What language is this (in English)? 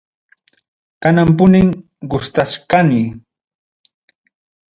Ayacucho Quechua